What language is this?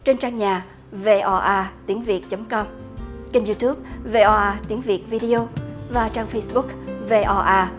Vietnamese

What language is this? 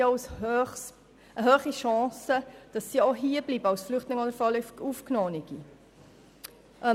Swiss German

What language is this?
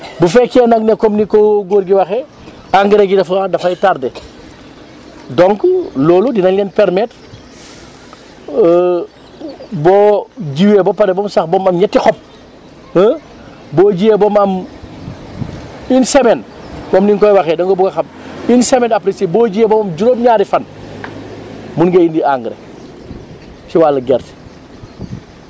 Wolof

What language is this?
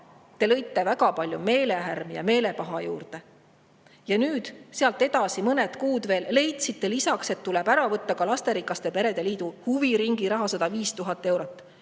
Estonian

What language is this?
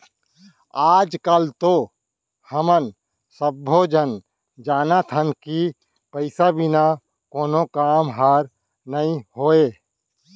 Chhattisgarhi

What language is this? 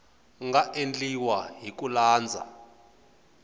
Tsonga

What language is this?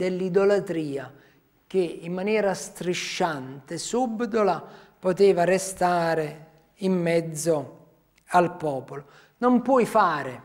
Italian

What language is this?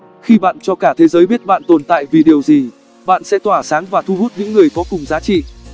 Vietnamese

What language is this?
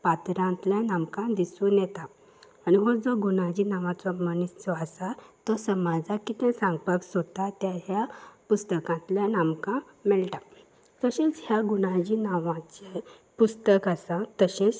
Konkani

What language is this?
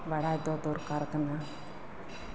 Santali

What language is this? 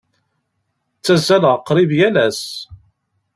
Kabyle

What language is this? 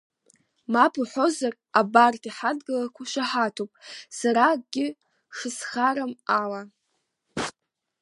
Abkhazian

